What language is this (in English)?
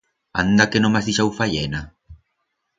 Aragonese